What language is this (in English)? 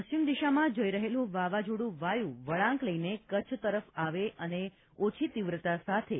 Gujarati